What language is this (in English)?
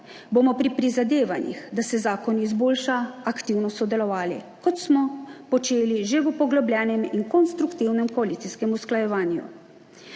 Slovenian